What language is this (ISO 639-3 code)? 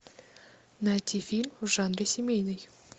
rus